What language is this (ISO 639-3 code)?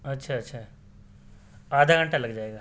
urd